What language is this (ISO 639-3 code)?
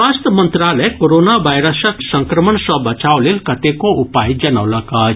mai